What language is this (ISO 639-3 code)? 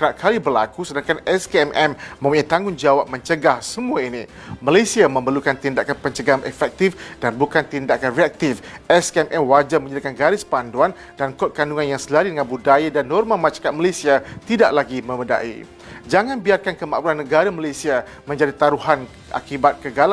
msa